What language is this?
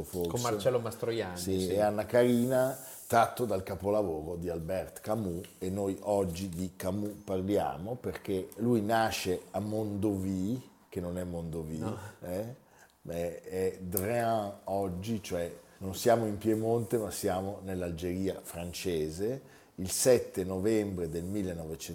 Italian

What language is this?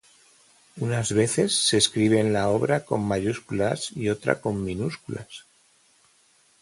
Spanish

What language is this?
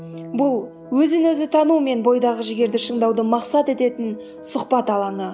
Kazakh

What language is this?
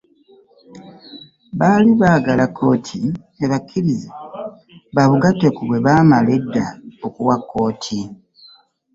Ganda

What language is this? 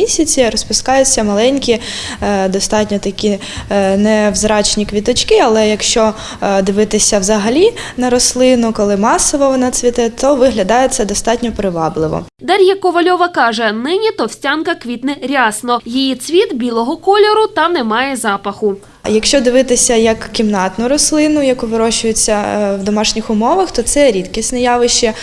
Ukrainian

